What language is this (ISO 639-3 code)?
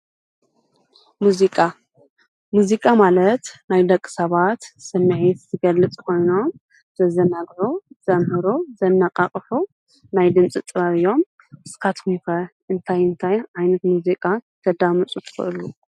tir